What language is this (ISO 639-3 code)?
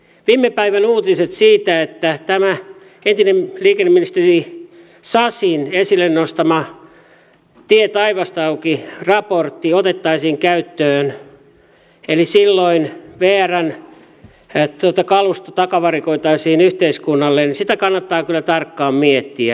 fin